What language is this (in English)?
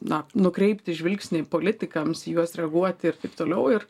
Lithuanian